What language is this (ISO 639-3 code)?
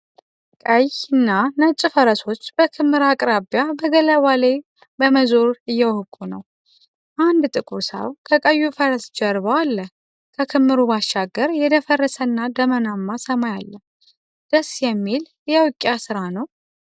amh